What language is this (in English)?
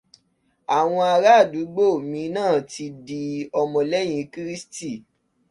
Yoruba